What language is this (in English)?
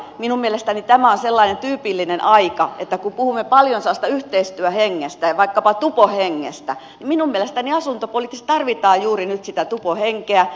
Finnish